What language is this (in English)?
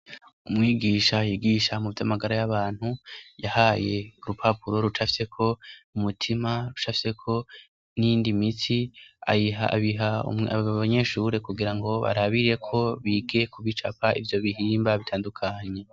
Rundi